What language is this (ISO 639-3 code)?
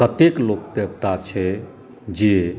mai